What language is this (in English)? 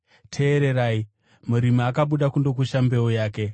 Shona